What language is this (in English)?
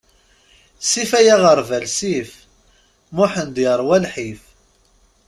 Kabyle